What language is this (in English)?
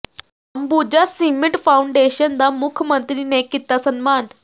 Punjabi